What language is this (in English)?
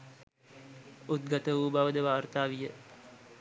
Sinhala